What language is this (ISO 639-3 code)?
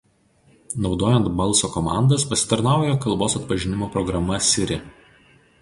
lit